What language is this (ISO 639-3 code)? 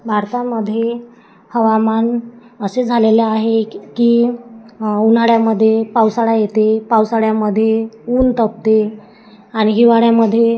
mar